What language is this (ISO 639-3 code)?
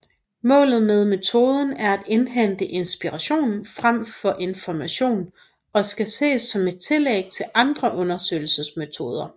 dan